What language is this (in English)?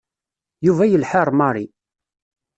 Kabyle